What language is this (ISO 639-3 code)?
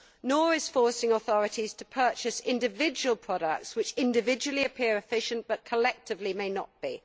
eng